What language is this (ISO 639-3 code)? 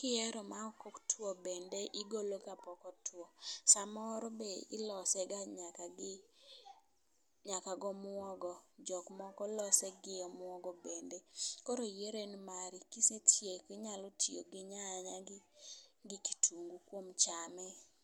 luo